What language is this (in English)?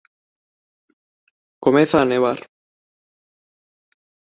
Galician